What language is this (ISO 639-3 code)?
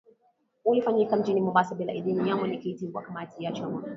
swa